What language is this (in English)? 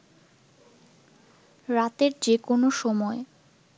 Bangla